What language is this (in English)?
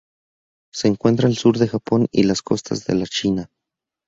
Spanish